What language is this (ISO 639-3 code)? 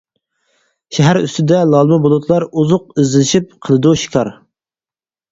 uig